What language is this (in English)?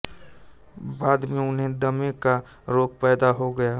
Hindi